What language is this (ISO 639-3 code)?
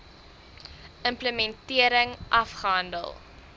afr